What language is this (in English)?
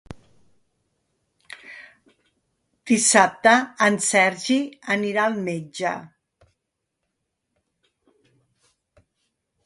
Catalan